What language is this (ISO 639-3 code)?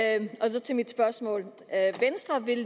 dan